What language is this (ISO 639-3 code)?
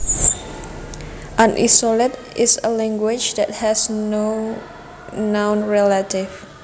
jav